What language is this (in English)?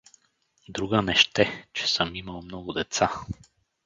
Bulgarian